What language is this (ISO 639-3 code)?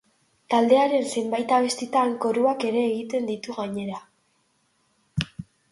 eus